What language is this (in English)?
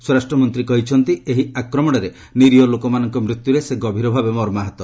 Odia